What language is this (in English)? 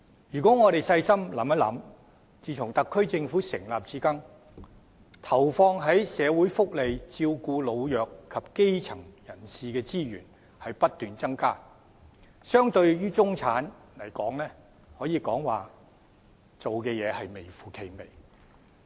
Cantonese